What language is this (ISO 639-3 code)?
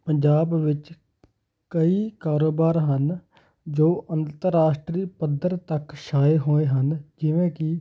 pan